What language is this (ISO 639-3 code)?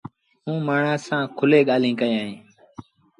sbn